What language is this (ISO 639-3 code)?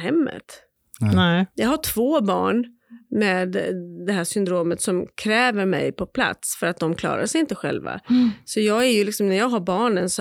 swe